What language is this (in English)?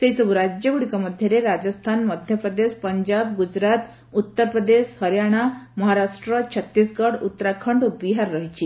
Odia